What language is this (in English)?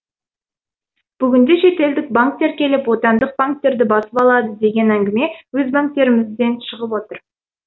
Kazakh